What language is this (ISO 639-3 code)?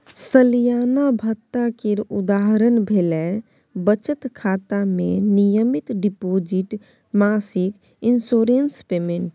mai